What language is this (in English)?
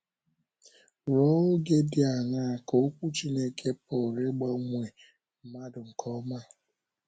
Igbo